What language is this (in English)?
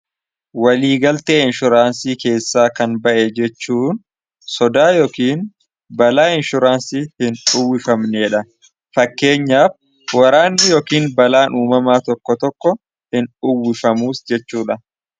Oromo